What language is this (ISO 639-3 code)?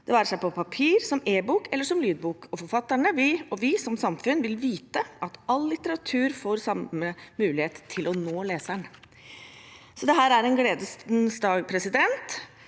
nor